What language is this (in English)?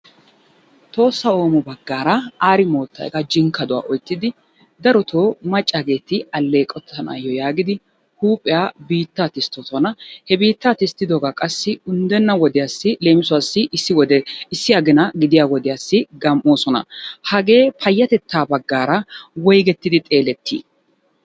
Wolaytta